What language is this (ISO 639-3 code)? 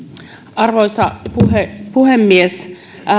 fin